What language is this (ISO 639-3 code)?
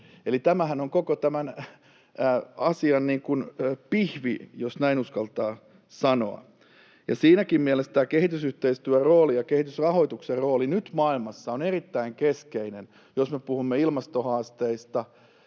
fin